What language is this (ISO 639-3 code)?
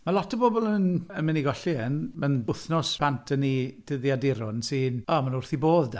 cym